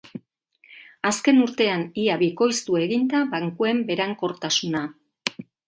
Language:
Basque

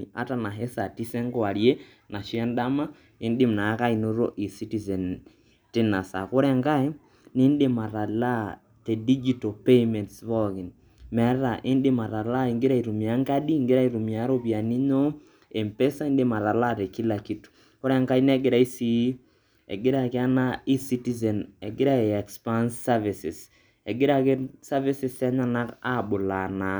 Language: Masai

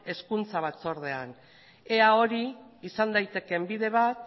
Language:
Basque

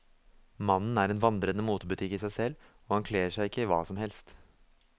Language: Norwegian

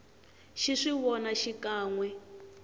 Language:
Tsonga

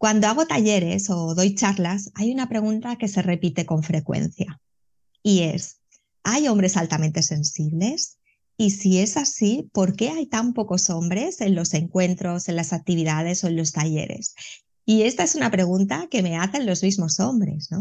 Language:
Spanish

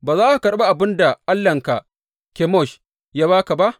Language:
Hausa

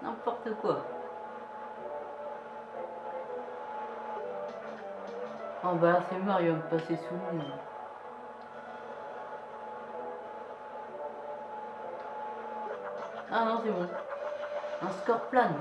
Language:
French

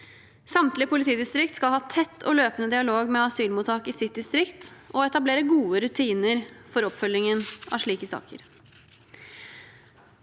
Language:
Norwegian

